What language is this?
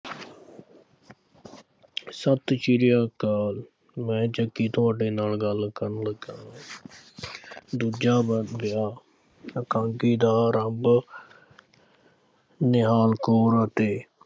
Punjabi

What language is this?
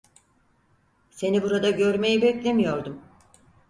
Turkish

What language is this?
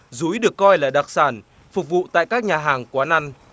Vietnamese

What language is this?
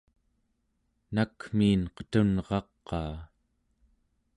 Central Yupik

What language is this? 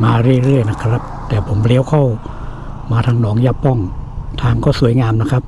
Thai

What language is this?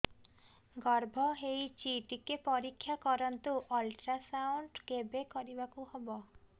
Odia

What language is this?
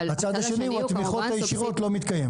Hebrew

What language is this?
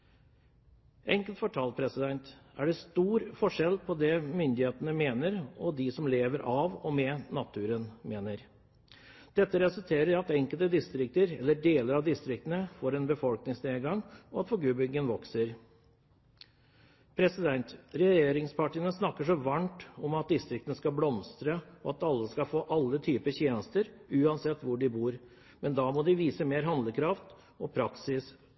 Norwegian Bokmål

